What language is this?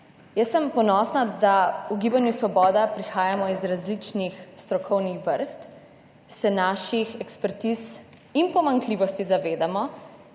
Slovenian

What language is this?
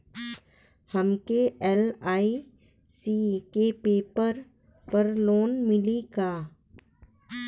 Bhojpuri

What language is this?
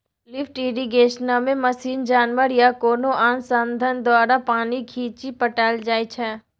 Maithili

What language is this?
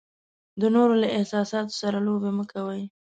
Pashto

